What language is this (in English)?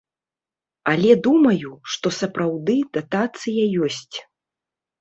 Belarusian